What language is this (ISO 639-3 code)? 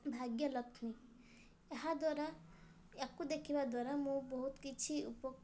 ori